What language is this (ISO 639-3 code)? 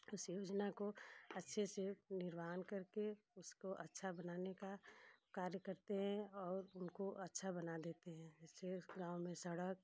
hin